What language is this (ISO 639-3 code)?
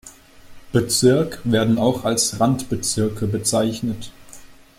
deu